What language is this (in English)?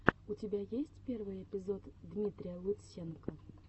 Russian